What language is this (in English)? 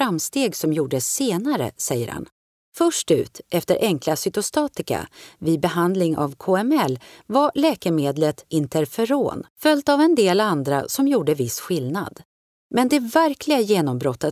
Swedish